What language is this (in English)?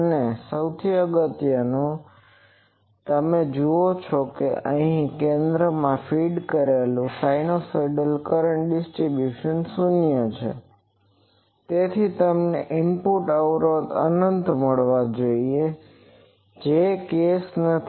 Gujarati